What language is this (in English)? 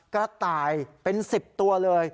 Thai